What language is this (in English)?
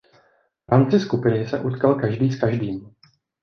Czech